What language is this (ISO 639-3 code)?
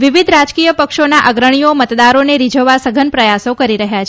guj